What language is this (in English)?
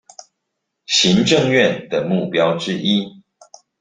Chinese